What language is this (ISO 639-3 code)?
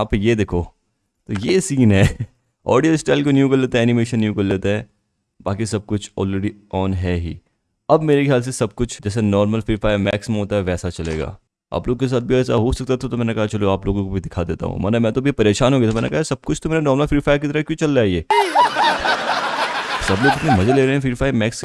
hin